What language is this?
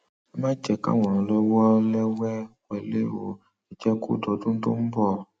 Yoruba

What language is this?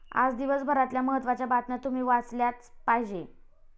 Marathi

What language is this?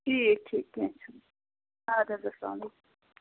Kashmiri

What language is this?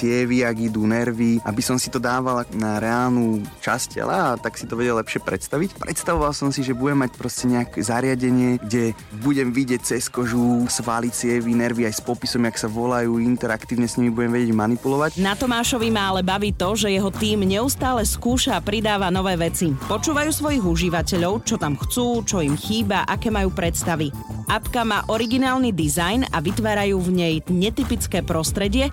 Slovak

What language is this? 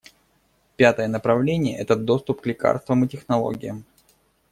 Russian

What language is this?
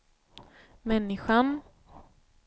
Swedish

